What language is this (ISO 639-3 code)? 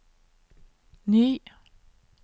nor